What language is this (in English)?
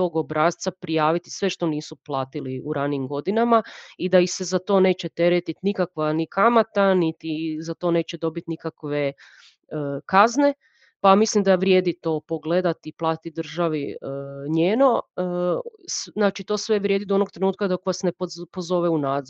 Croatian